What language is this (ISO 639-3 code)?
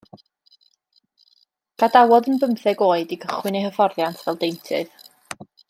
cym